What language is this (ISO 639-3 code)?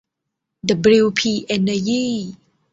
tha